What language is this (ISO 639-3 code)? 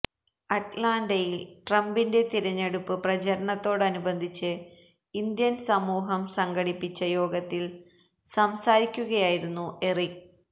mal